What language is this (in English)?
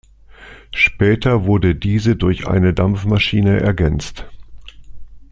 German